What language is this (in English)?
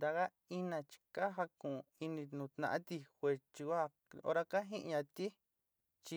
Sinicahua Mixtec